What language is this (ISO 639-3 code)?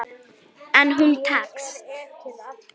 isl